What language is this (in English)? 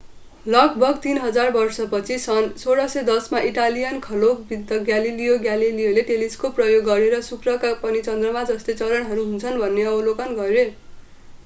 Nepali